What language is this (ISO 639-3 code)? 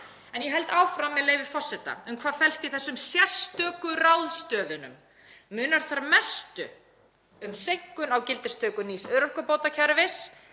isl